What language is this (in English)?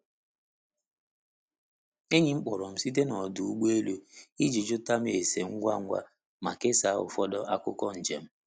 Igbo